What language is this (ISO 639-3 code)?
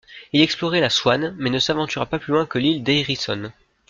fra